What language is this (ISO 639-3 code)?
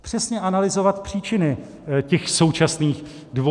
ces